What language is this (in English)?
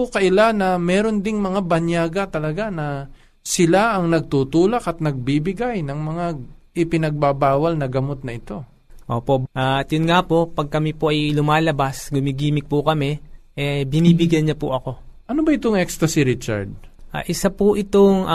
Filipino